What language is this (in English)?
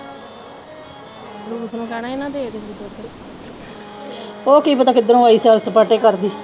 Punjabi